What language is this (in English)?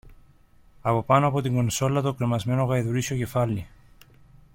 Greek